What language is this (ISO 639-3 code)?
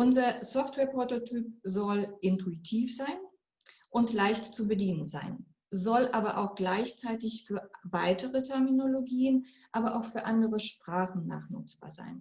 deu